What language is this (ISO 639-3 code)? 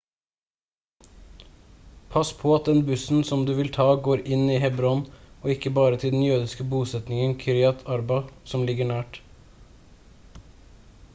nob